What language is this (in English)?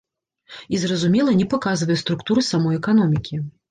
Belarusian